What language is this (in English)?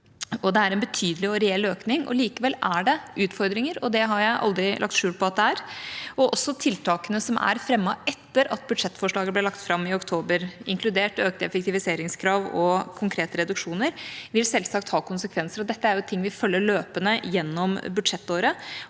Norwegian